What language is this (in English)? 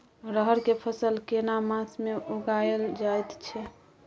Maithili